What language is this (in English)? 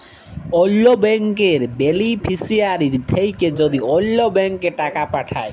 Bangla